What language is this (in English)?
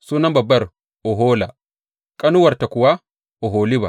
Hausa